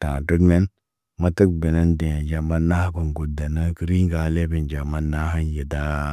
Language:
Naba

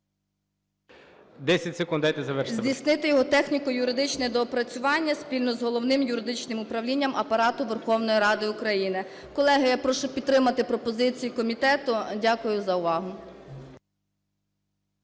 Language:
Ukrainian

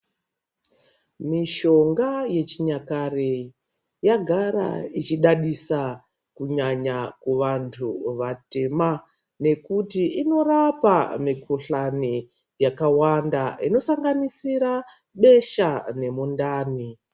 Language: Ndau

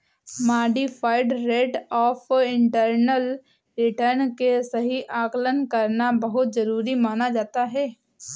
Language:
Hindi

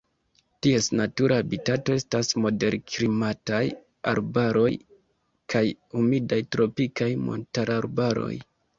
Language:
Esperanto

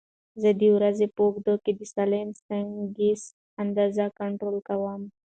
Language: Pashto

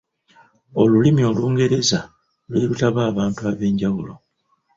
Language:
Ganda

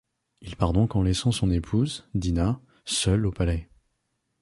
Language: French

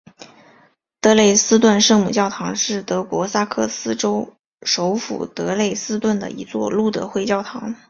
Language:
Chinese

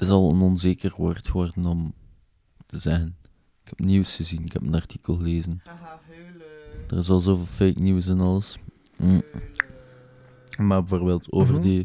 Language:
Dutch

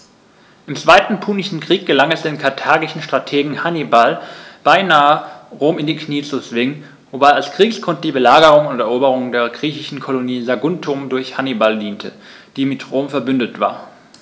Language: German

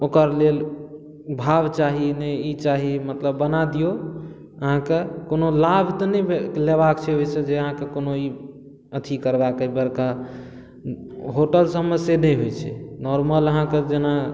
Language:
Maithili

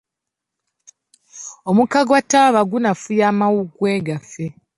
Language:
Ganda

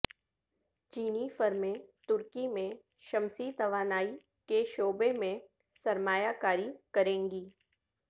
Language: Urdu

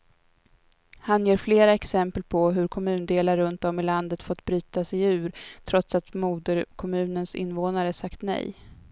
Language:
Swedish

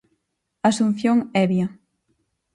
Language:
Galician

